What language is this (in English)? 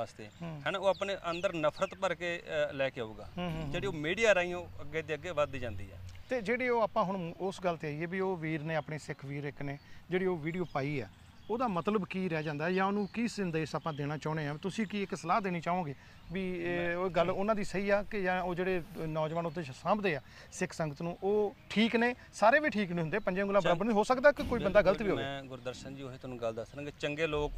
Punjabi